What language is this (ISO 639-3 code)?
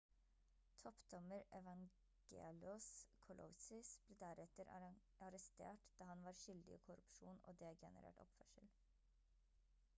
nob